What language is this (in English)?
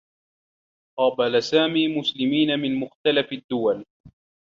Arabic